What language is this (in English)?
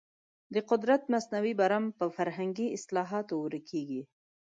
Pashto